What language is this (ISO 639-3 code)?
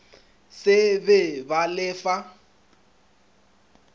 nso